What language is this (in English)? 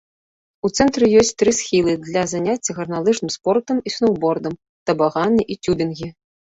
Belarusian